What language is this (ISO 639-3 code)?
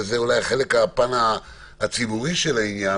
heb